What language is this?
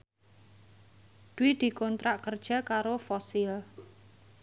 Javanese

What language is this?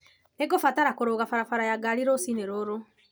Kikuyu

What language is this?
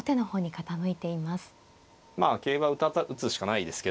Japanese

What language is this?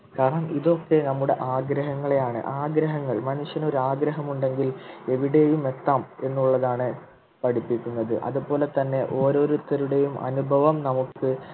Malayalam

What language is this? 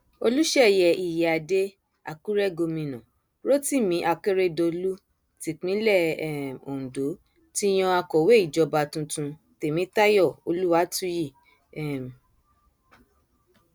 Yoruba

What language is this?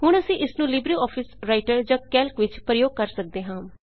Punjabi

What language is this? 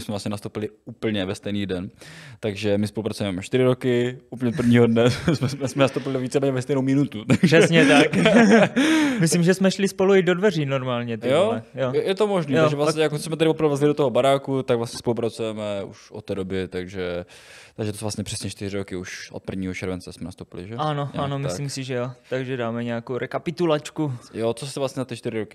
Czech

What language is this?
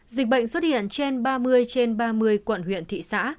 Vietnamese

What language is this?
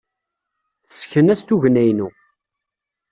Kabyle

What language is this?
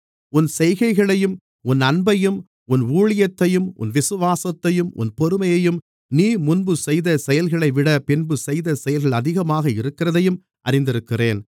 Tamil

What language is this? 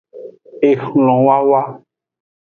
Aja (Benin)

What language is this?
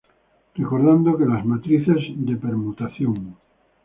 Spanish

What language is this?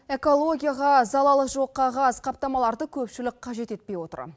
Kazakh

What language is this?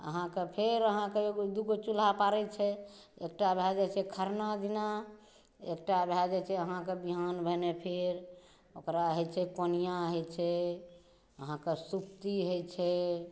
Maithili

